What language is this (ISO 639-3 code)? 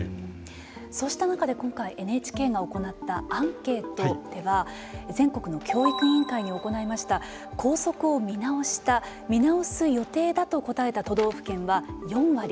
jpn